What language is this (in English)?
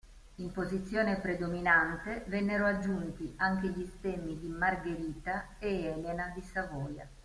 Italian